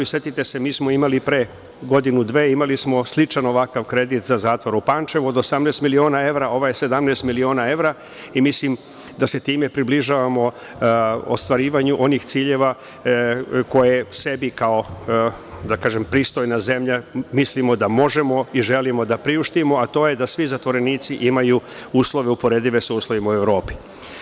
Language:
Serbian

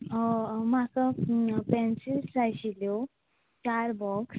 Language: Konkani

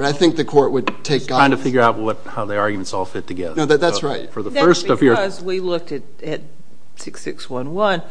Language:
English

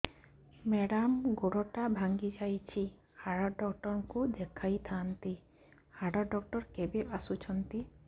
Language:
Odia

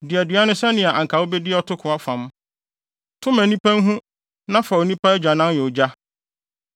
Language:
Akan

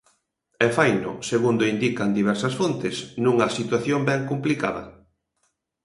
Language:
Galician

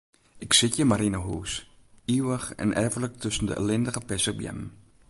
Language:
Western Frisian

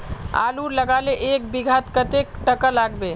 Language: Magahi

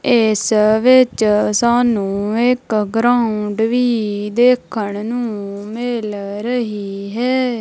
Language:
Punjabi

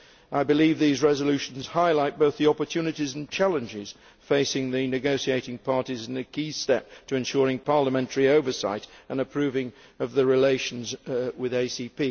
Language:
English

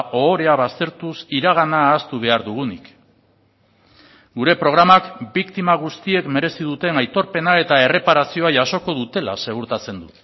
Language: Basque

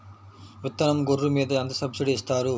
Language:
Telugu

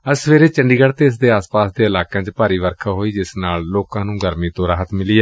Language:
Punjabi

